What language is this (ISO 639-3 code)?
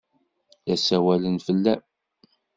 kab